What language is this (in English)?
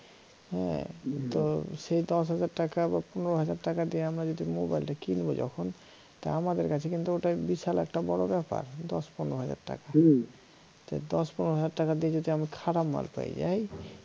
Bangla